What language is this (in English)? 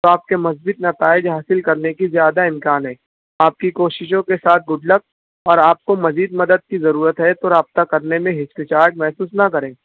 Urdu